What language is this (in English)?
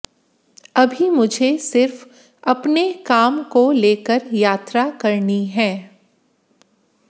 Hindi